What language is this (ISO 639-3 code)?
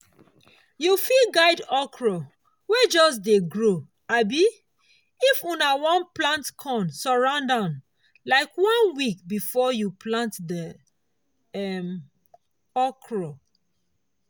pcm